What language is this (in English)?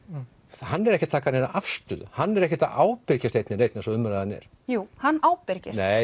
Icelandic